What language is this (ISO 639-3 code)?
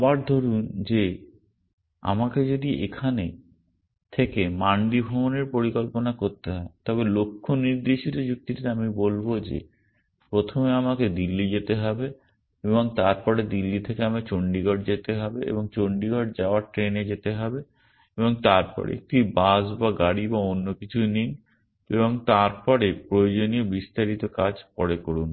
ben